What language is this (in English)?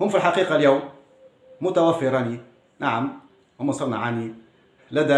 Arabic